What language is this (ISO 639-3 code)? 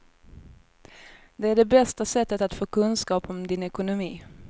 swe